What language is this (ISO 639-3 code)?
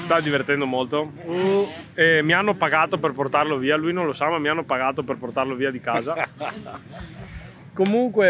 ita